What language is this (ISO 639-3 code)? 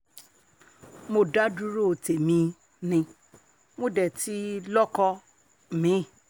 yor